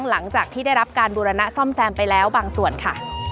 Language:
Thai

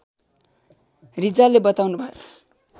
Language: Nepali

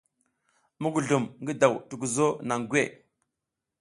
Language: South Giziga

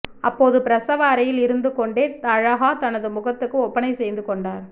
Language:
Tamil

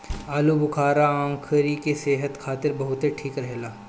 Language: Bhojpuri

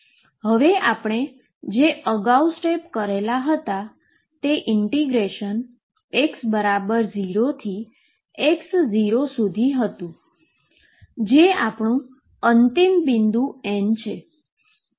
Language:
Gujarati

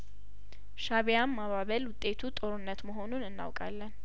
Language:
Amharic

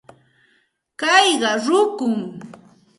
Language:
Santa Ana de Tusi Pasco Quechua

